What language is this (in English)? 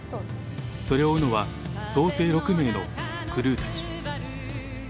Japanese